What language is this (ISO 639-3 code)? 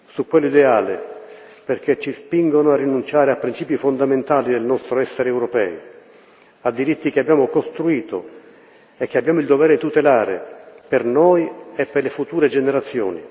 ita